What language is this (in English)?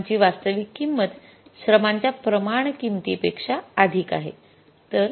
Marathi